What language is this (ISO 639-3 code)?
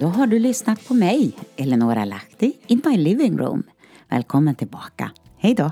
swe